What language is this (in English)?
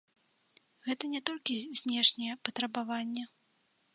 Belarusian